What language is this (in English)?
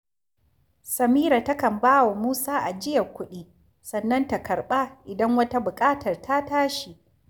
Hausa